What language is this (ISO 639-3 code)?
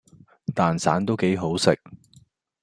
yue